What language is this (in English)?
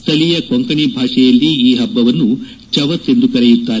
Kannada